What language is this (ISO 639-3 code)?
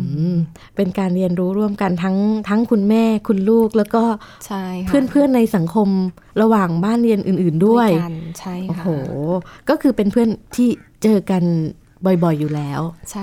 tha